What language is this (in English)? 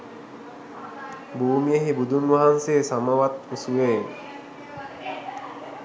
Sinhala